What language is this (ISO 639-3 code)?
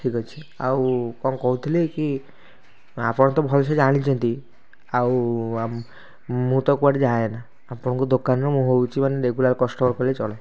ori